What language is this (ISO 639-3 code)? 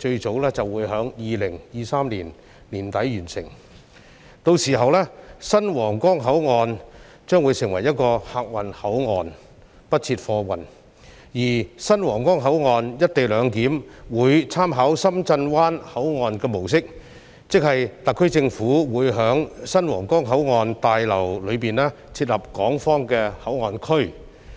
yue